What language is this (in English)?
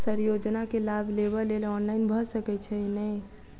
Maithili